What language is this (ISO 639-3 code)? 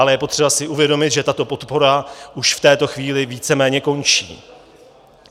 ces